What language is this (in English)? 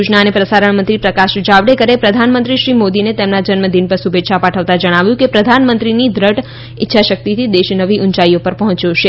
Gujarati